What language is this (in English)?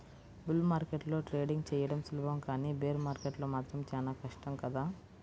Telugu